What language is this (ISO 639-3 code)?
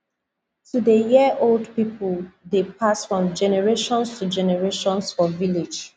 pcm